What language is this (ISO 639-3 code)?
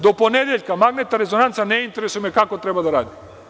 srp